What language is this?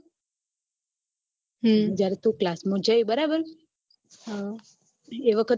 Gujarati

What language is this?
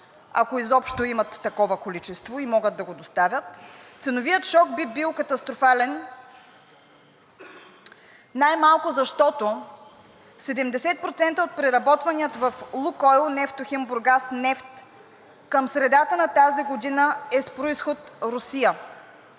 Bulgarian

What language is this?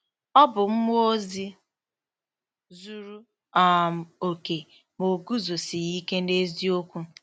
Igbo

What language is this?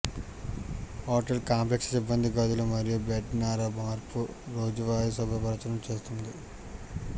Telugu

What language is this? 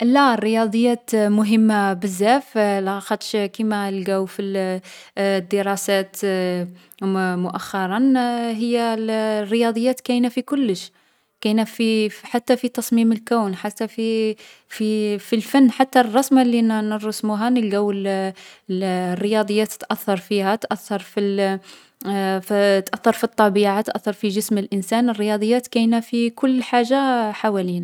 Algerian Arabic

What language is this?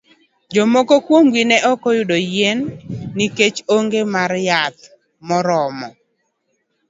Luo (Kenya and Tanzania)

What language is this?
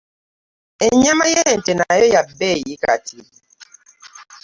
Ganda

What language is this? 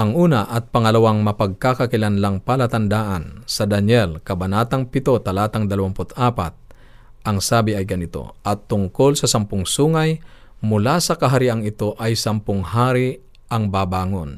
Filipino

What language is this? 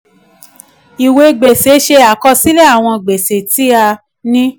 Yoruba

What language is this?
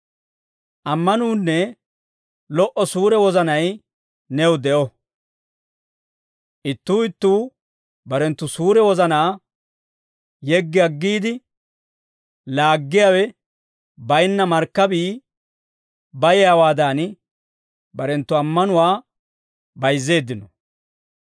Dawro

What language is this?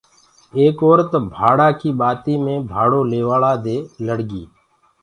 Gurgula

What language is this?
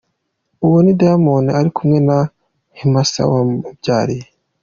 Kinyarwanda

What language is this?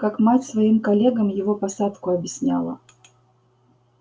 Russian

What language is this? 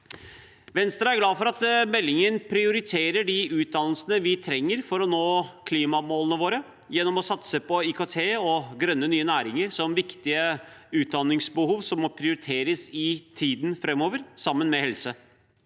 Norwegian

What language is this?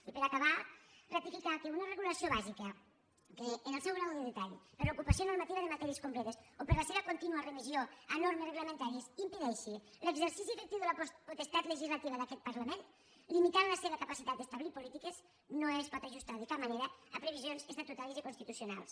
Catalan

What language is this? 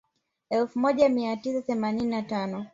Swahili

